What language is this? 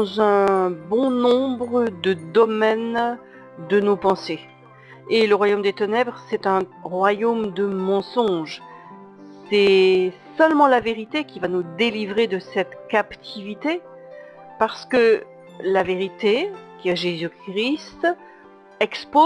French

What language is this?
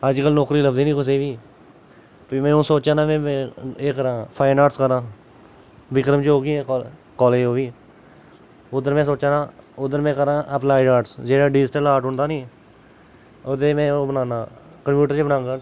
Dogri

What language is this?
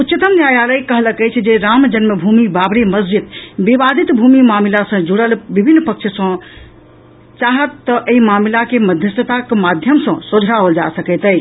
Maithili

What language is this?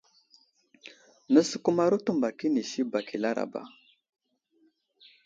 Wuzlam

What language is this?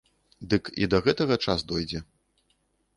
Belarusian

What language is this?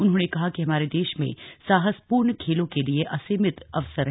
Hindi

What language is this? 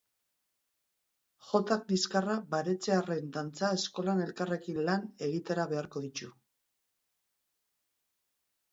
Basque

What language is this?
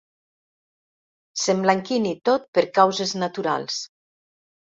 Catalan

